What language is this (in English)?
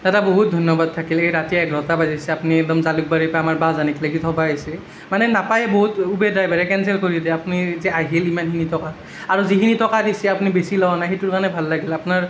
Assamese